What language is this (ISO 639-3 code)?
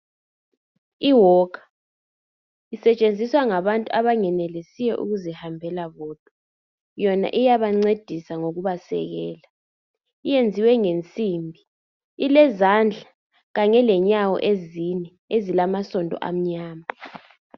nde